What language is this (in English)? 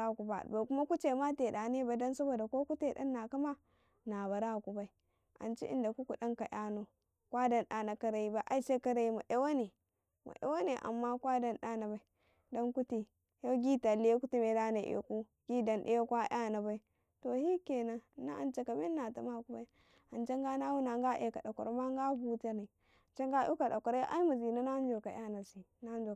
Karekare